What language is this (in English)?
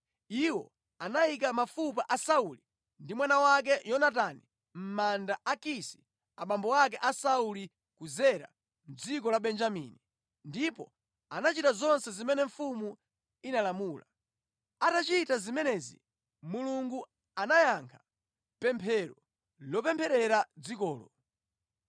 Nyanja